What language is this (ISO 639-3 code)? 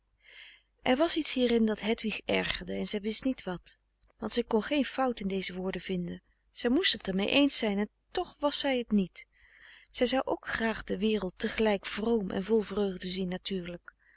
nld